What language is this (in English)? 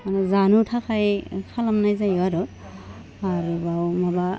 Bodo